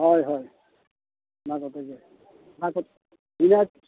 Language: Santali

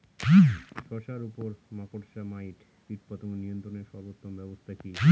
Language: Bangla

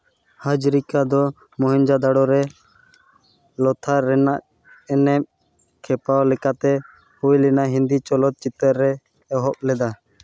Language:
Santali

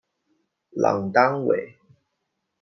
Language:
Chinese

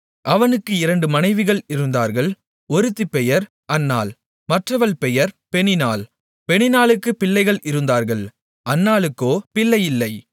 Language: Tamil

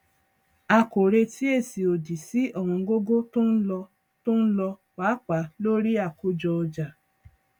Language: Yoruba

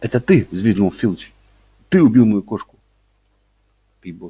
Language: Russian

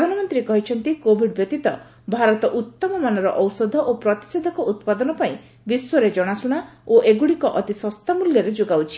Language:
Odia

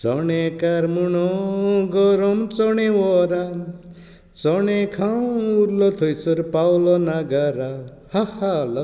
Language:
Konkani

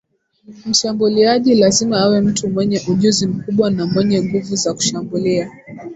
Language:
Swahili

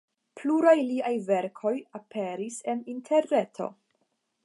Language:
Esperanto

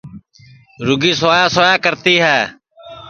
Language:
Sansi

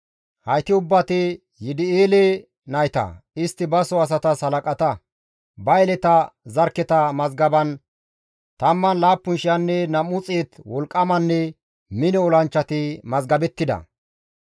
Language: Gamo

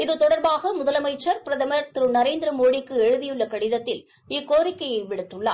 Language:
Tamil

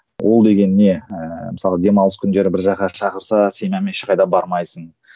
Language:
Kazakh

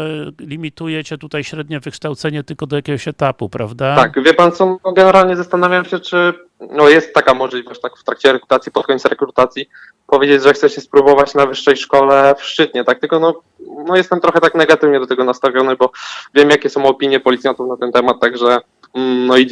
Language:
Polish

